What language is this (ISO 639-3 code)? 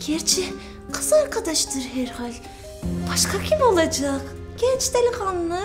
tur